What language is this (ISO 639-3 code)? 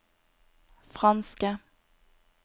nor